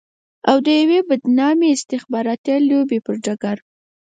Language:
Pashto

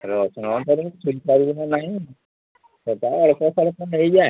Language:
Odia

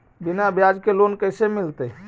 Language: Magahi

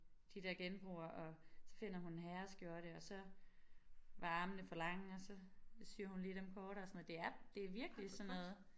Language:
Danish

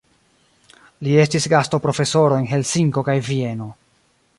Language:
Esperanto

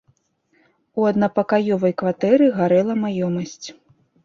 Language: Belarusian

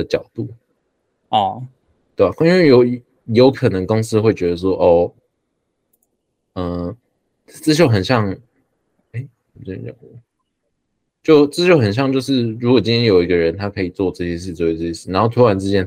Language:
Chinese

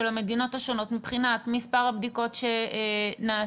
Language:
Hebrew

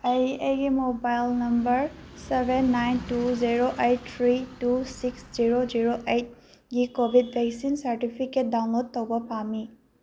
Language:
Manipuri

